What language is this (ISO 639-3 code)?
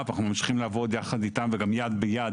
heb